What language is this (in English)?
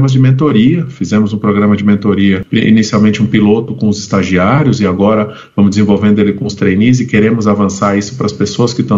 Portuguese